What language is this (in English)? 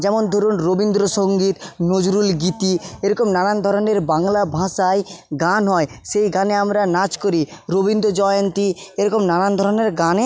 Bangla